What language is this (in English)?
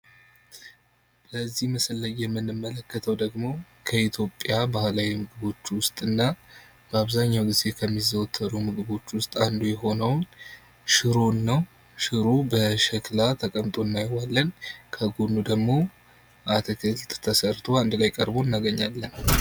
Amharic